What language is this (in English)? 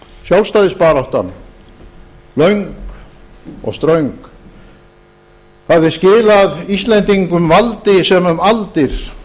Icelandic